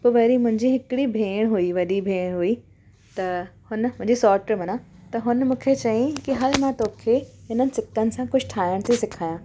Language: Sindhi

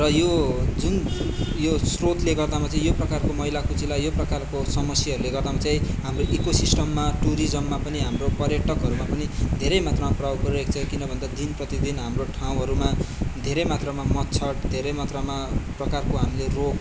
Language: Nepali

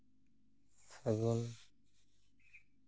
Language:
Santali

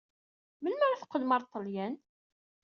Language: Kabyle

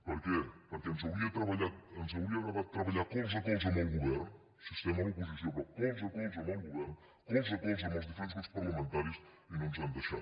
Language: Catalan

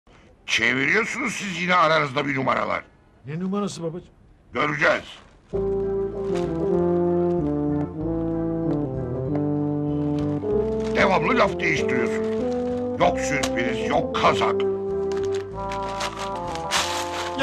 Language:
Turkish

